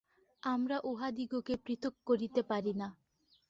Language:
Bangla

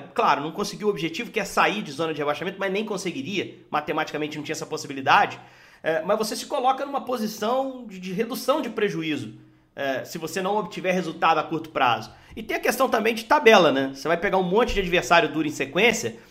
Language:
Portuguese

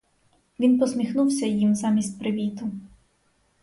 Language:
Ukrainian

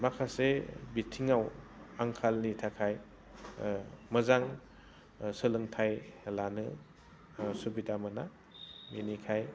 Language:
Bodo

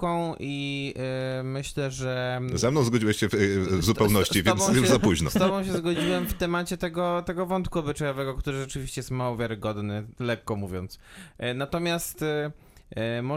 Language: Polish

